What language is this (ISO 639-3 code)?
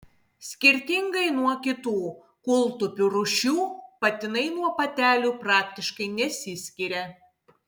lit